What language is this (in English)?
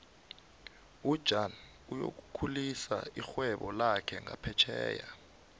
South Ndebele